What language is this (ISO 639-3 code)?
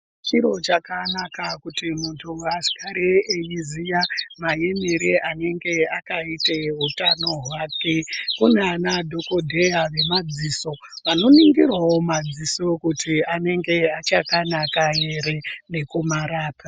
ndc